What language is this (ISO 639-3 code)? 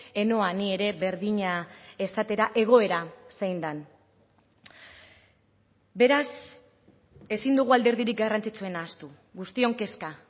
eus